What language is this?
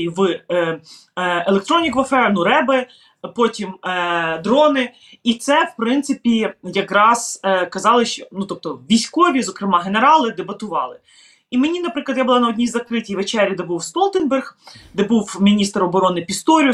Ukrainian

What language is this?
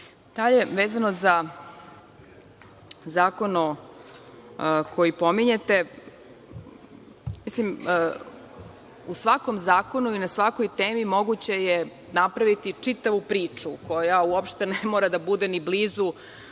Serbian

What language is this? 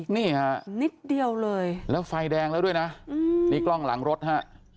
Thai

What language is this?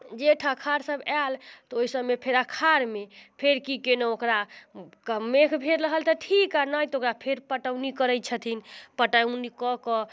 Maithili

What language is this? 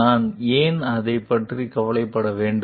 Tamil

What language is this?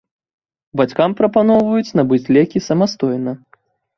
Belarusian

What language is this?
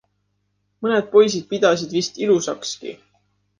Estonian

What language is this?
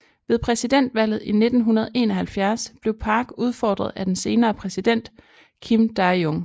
Danish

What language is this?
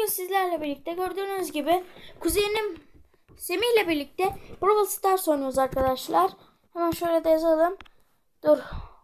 Turkish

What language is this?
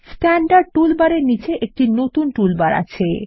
Bangla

